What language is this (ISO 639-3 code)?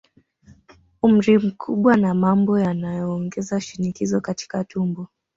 swa